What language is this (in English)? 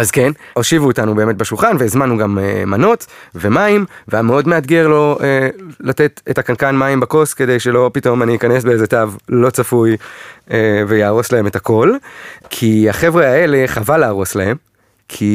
Hebrew